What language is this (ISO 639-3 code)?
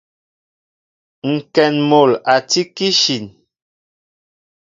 mbo